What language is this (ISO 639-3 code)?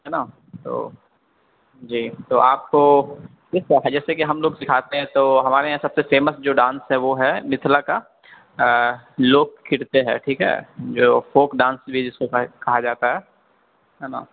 urd